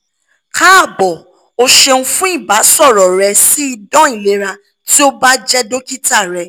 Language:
Yoruba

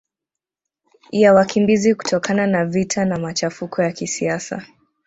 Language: Swahili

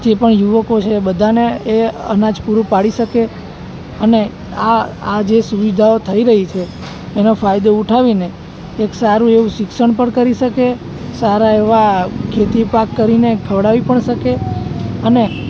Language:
Gujarati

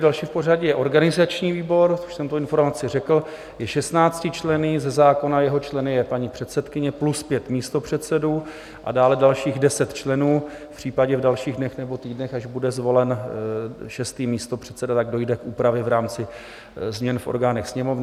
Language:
Czech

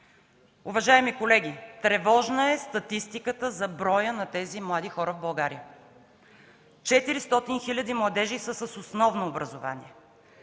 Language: Bulgarian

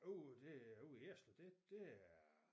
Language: Danish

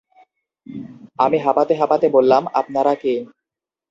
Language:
Bangla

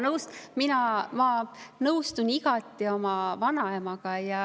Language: Estonian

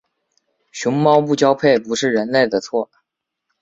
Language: Chinese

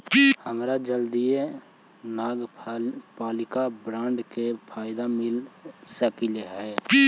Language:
Magahi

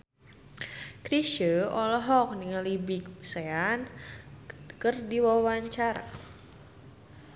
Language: Sundanese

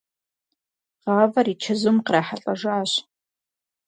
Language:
Kabardian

